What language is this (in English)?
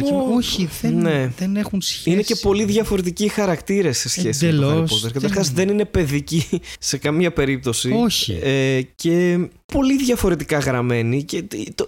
Greek